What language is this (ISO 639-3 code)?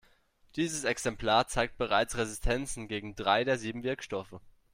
deu